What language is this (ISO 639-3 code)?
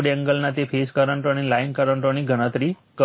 guj